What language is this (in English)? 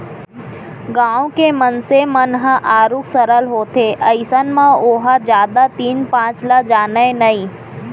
Chhattisgarhi